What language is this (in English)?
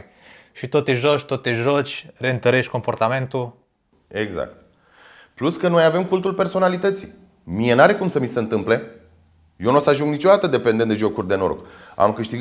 Romanian